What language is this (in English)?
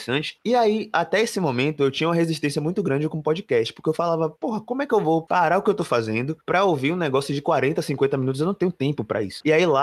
Portuguese